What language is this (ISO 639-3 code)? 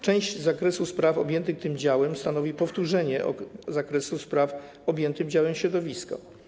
pol